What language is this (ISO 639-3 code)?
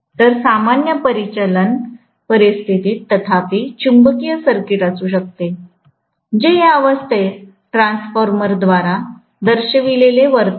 mar